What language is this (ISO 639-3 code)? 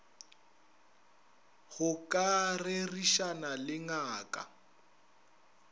nso